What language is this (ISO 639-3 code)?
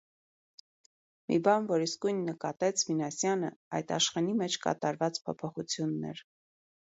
hye